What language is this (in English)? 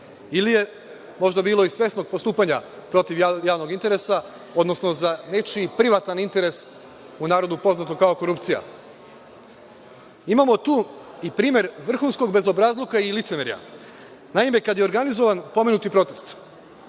Serbian